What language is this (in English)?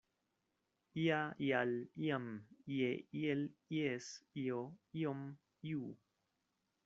Esperanto